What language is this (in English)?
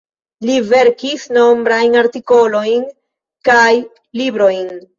Esperanto